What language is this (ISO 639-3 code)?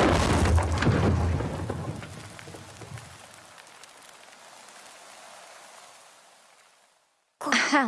rus